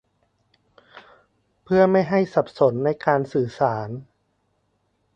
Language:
Thai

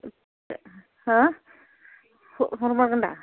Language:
Bodo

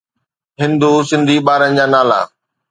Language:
Sindhi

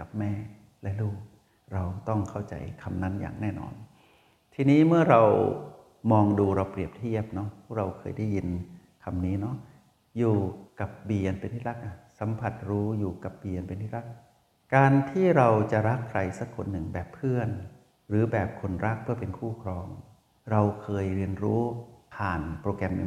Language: Thai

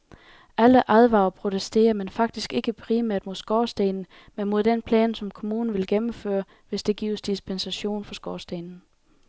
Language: Danish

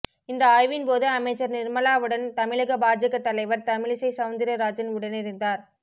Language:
Tamil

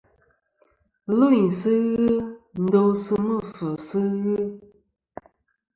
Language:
Kom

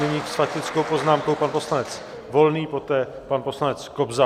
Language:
Czech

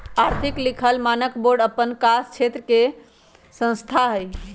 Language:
Magahi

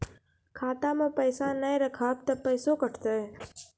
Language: Maithili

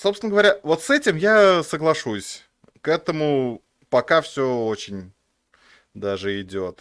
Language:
Russian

